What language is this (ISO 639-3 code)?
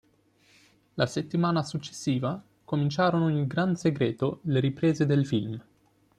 ita